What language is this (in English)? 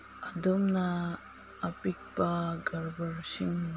Manipuri